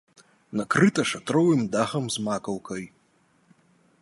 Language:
Belarusian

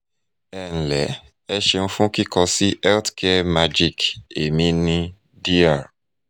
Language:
Yoruba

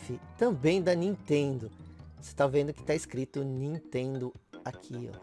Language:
Portuguese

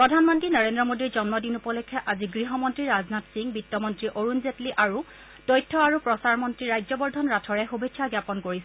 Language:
Assamese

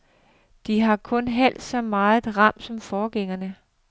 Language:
Danish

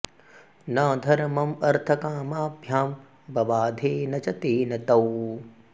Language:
Sanskrit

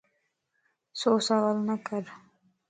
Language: Lasi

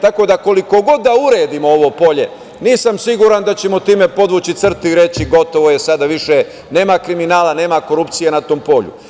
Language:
Serbian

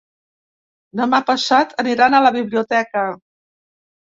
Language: Catalan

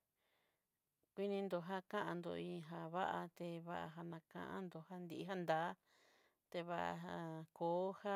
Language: Southeastern Nochixtlán Mixtec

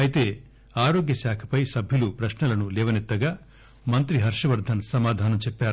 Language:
Telugu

